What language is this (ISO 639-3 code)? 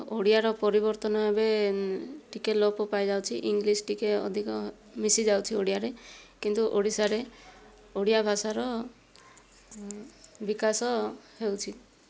ori